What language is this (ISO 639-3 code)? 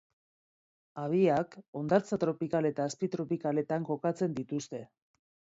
eus